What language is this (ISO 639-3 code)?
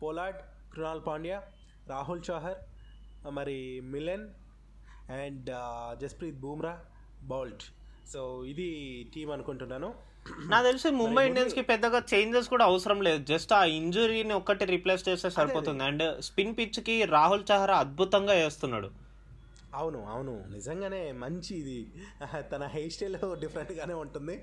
tel